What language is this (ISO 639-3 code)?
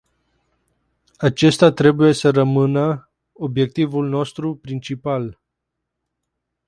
ron